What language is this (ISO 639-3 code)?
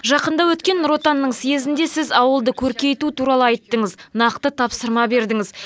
kaz